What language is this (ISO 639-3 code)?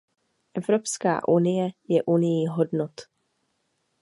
ces